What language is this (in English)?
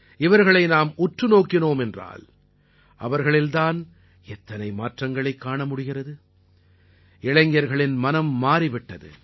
Tamil